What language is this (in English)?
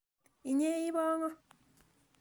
Kalenjin